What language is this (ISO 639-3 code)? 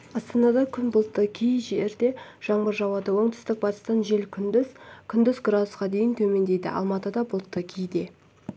kaz